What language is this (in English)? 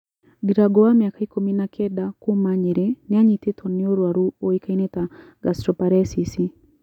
Kikuyu